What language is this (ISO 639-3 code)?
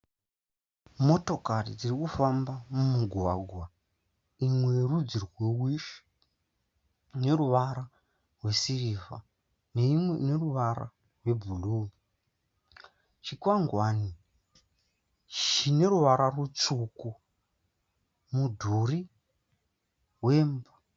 sna